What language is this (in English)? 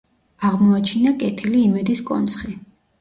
Georgian